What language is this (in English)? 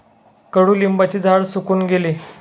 Marathi